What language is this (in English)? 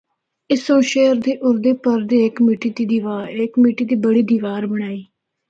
Northern Hindko